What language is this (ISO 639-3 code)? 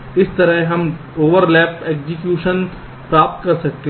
hin